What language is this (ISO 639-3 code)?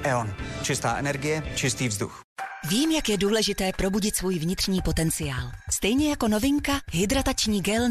ces